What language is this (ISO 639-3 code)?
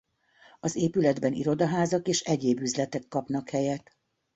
hun